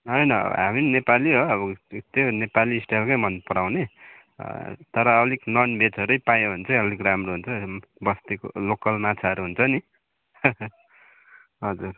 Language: Nepali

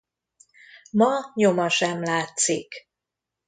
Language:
Hungarian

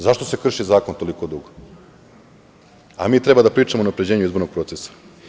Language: Serbian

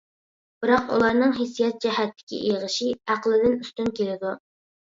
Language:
Uyghur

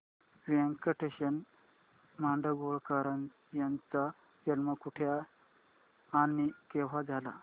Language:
Marathi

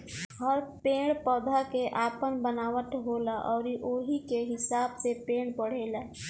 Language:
Bhojpuri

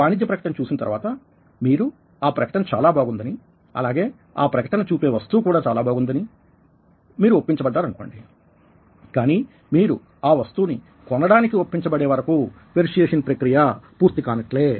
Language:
Telugu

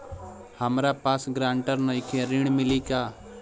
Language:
Bhojpuri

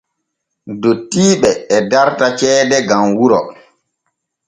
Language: Borgu Fulfulde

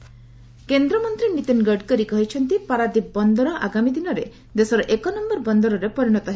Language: Odia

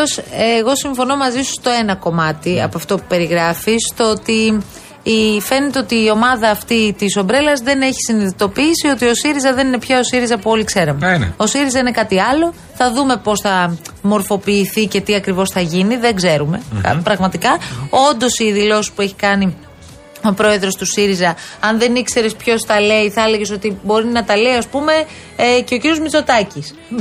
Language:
Greek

